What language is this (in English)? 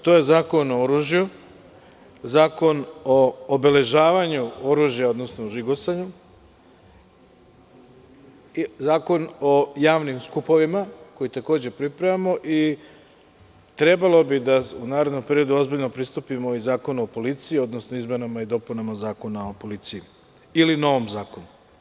Serbian